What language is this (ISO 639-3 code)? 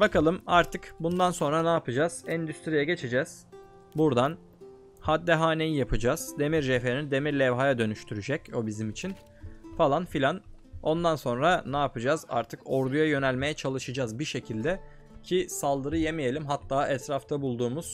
tur